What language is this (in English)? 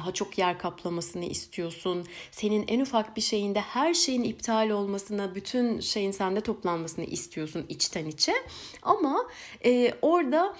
Turkish